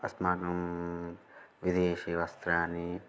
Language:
Sanskrit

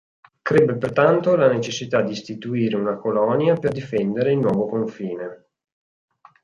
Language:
Italian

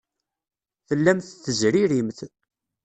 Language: Kabyle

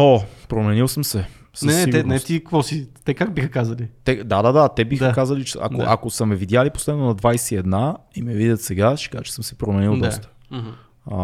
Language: Bulgarian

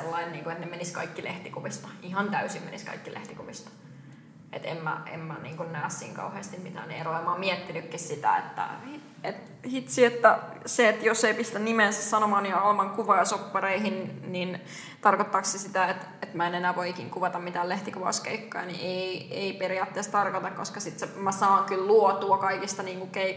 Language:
Finnish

